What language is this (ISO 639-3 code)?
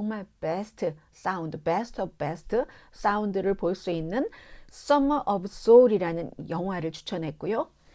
kor